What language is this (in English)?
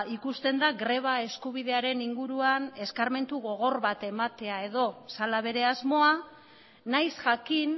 Basque